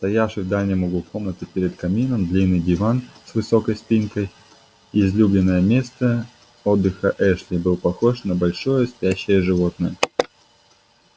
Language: Russian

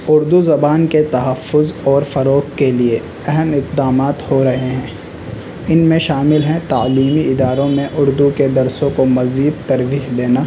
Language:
Urdu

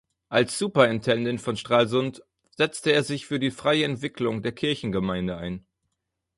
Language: German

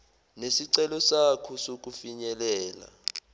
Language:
Zulu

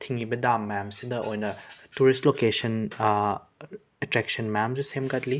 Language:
Manipuri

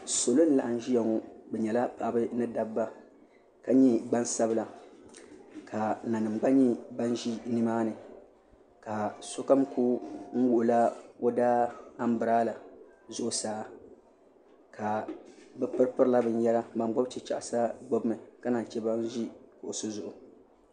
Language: Dagbani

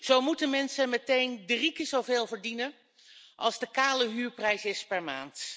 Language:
Dutch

